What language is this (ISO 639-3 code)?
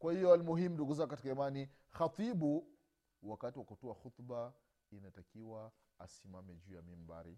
swa